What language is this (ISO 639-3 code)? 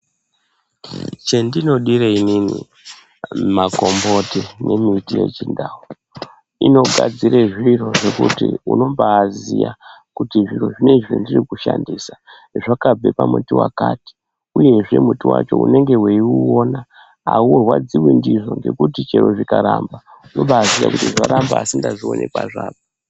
ndc